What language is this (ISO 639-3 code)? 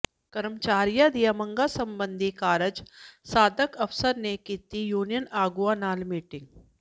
pan